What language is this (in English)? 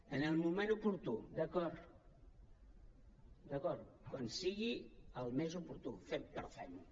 Catalan